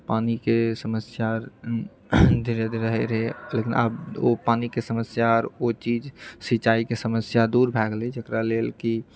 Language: Maithili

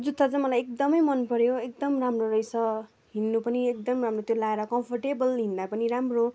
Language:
Nepali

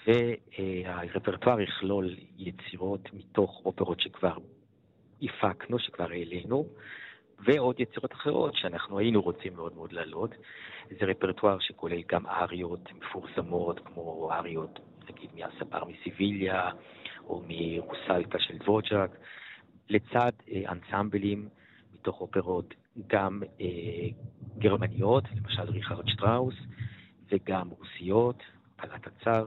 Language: Hebrew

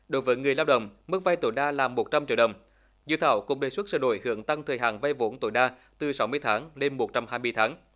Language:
Vietnamese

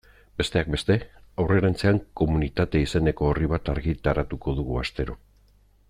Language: Basque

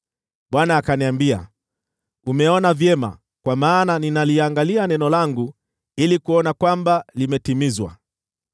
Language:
Swahili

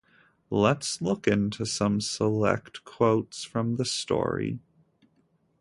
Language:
English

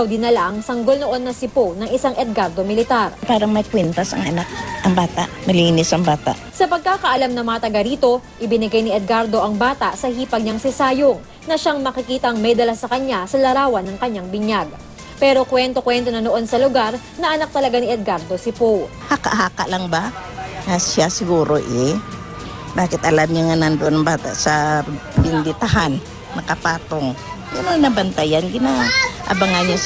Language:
Filipino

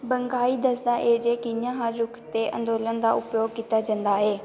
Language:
Dogri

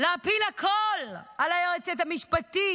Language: Hebrew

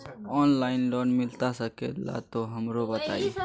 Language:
Magahi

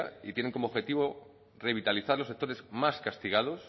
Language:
Spanish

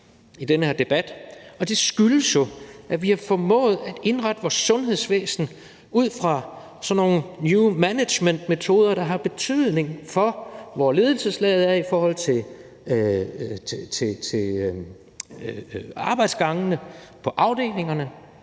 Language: Danish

